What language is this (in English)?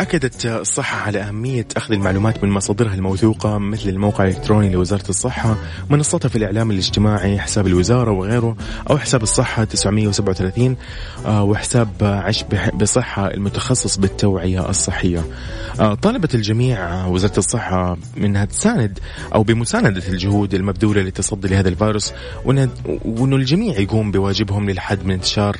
Arabic